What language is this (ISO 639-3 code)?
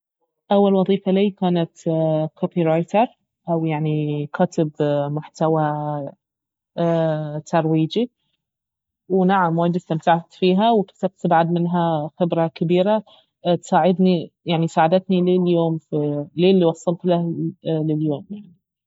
abv